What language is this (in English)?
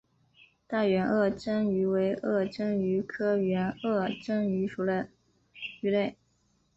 Chinese